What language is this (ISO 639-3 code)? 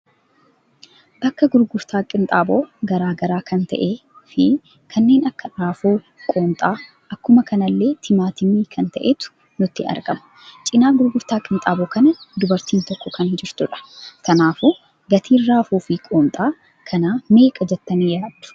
orm